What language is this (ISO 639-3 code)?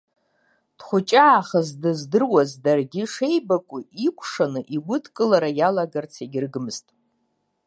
abk